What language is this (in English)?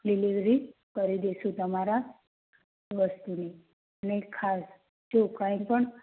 Gujarati